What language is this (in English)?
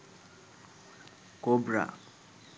Sinhala